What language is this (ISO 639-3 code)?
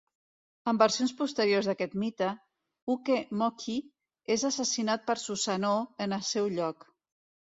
cat